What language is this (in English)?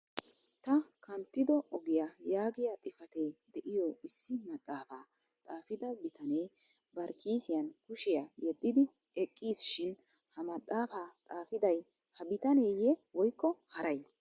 Wolaytta